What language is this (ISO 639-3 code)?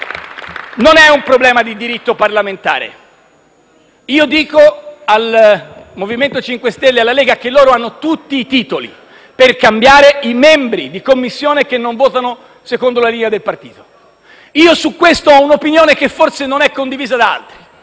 ita